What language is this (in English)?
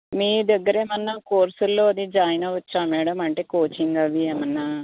Telugu